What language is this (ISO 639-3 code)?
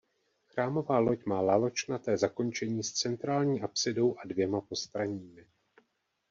ces